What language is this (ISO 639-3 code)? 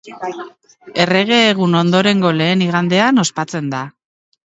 eus